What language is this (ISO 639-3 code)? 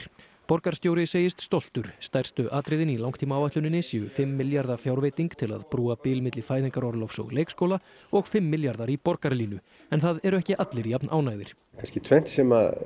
isl